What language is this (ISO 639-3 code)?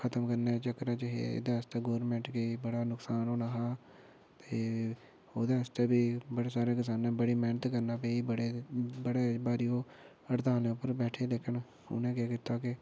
doi